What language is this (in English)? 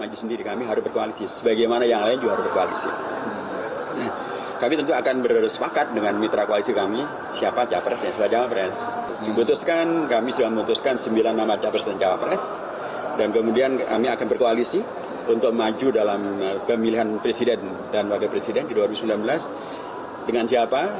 Indonesian